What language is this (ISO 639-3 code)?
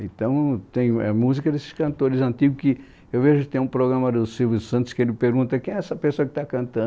por